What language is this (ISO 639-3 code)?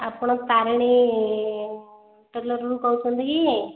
ori